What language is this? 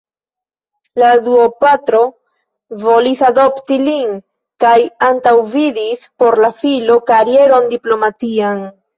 Esperanto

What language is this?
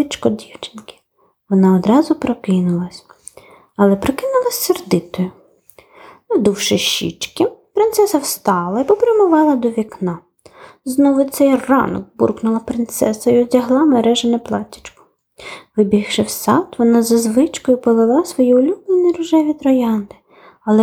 Ukrainian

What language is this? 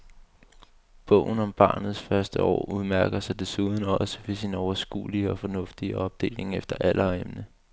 Danish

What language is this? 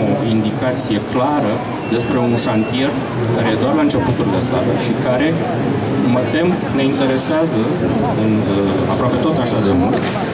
Romanian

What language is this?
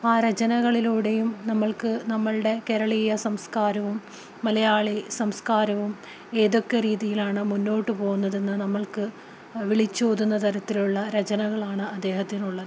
Malayalam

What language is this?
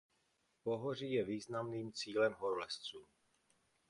Czech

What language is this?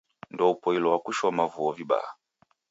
Taita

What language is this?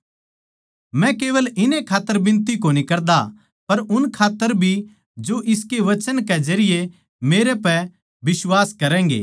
Haryanvi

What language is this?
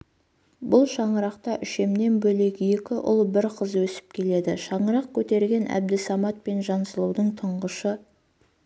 Kazakh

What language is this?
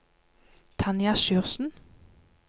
Norwegian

